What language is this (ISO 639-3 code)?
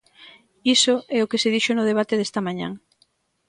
glg